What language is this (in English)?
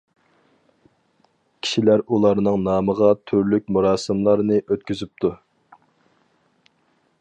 Uyghur